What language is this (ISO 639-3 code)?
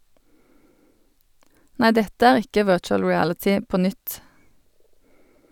nor